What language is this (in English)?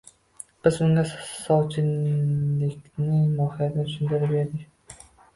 Uzbek